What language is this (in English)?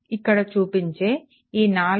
Telugu